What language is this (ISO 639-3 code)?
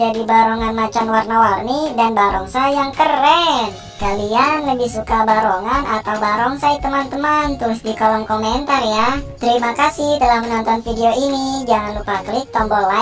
ind